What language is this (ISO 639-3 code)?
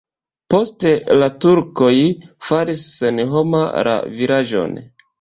epo